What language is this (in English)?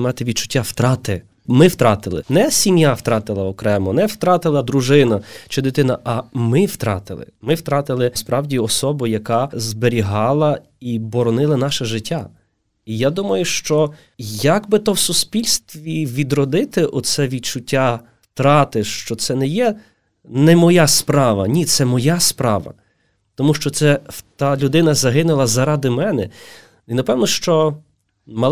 Ukrainian